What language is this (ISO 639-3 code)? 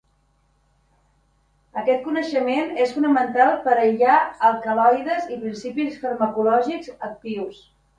cat